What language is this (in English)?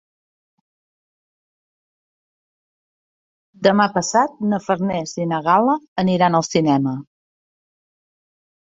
Catalan